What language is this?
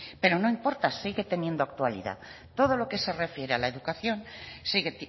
Spanish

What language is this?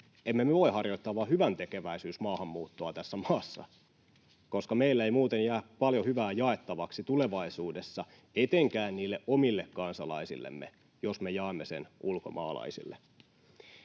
Finnish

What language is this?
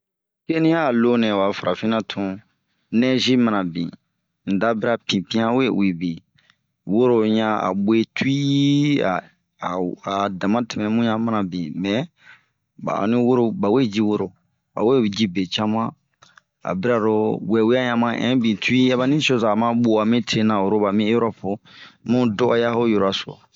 Bomu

